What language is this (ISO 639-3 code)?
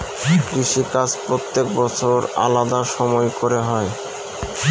ben